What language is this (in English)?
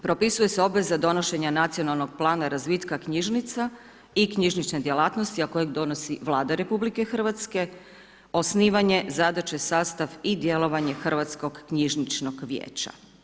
Croatian